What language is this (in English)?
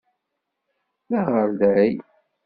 Kabyle